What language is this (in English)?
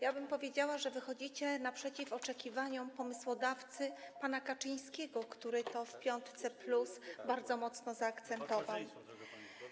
Polish